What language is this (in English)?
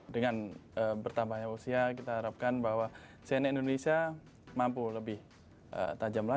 Indonesian